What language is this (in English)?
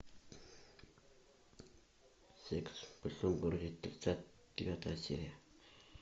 Russian